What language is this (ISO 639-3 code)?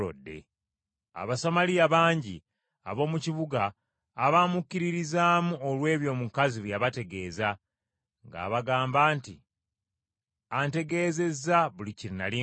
lug